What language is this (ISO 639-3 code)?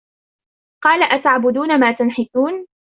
ara